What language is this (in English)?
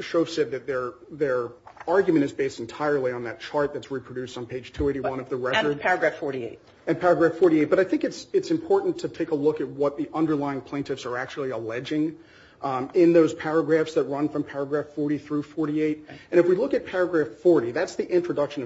English